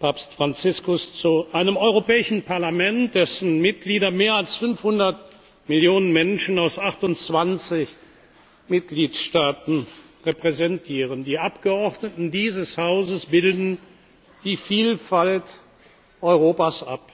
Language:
German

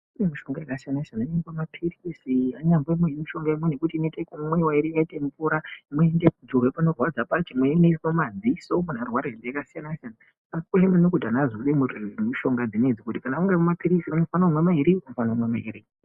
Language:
Ndau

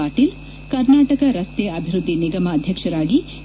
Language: Kannada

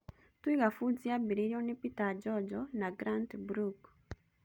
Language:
Kikuyu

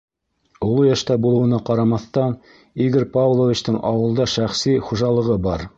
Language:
Bashkir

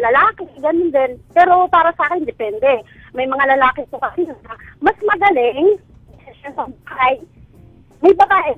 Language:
Filipino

